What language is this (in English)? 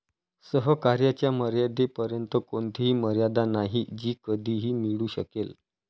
Marathi